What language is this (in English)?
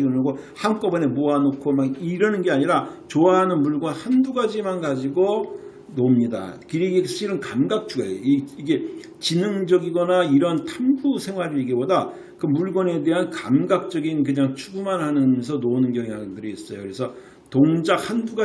Korean